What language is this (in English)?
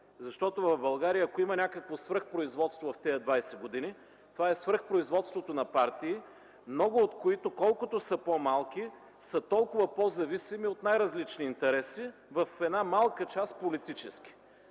Bulgarian